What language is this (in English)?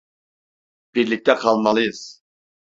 Turkish